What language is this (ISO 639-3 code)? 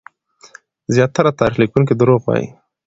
pus